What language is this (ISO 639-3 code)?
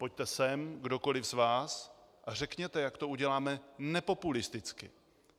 ces